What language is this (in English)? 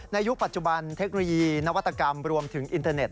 Thai